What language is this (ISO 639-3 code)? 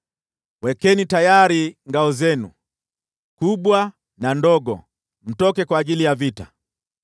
swa